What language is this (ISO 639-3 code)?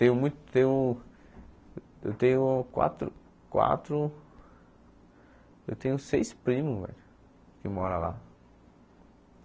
por